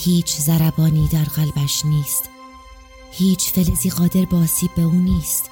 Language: Persian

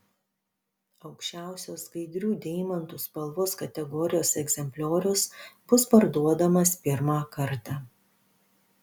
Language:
Lithuanian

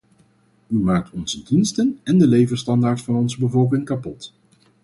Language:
Dutch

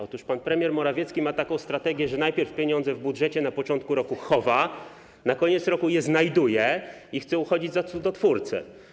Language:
Polish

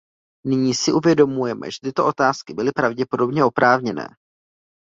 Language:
Czech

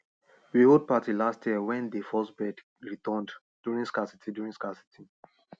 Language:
Nigerian Pidgin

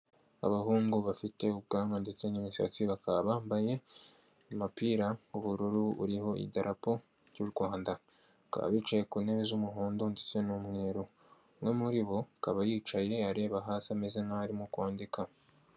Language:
Kinyarwanda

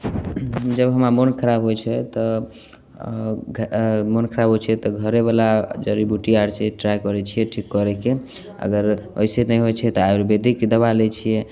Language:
Maithili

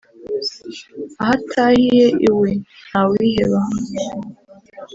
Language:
Kinyarwanda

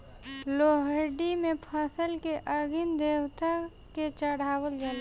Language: Bhojpuri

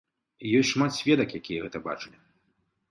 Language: Belarusian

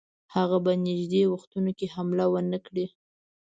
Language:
Pashto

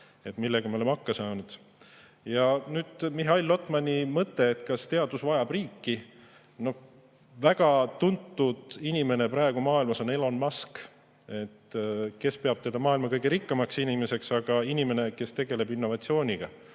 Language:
Estonian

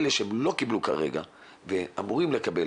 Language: Hebrew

